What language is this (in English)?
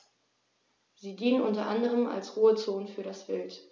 German